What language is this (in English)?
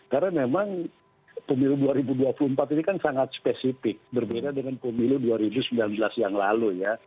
Indonesian